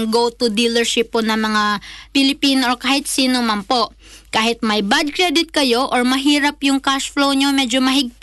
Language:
Filipino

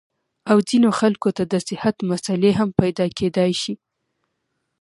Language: Pashto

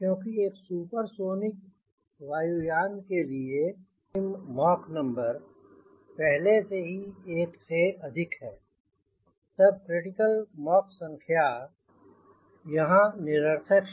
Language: Hindi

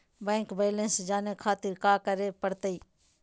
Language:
Magahi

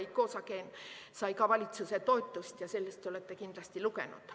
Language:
Estonian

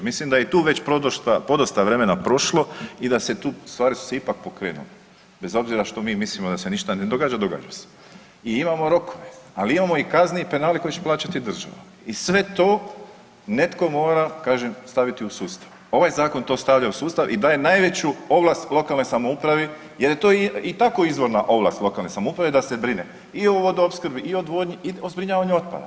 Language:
Croatian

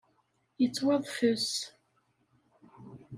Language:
Kabyle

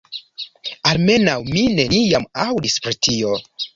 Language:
Esperanto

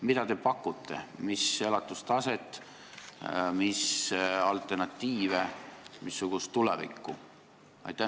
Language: Estonian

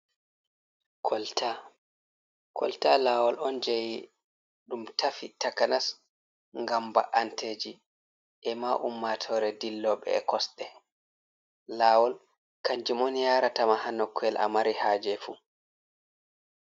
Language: Fula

